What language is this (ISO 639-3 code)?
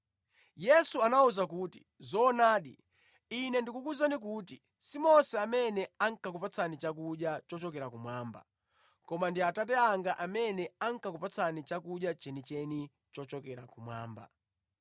nya